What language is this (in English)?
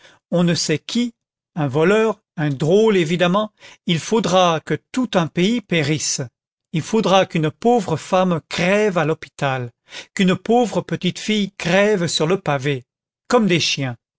French